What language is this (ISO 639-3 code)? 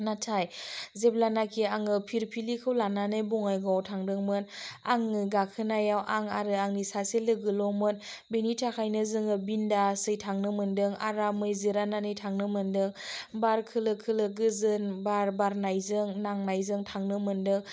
brx